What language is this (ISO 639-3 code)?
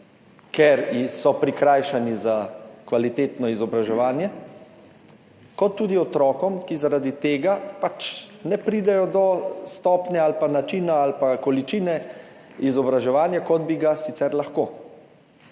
slv